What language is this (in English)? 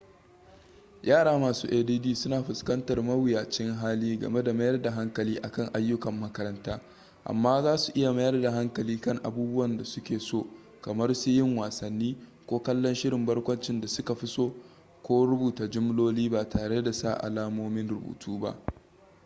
Hausa